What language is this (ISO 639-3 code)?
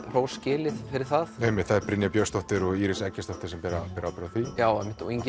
isl